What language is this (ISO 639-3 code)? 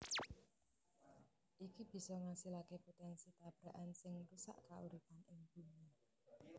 jav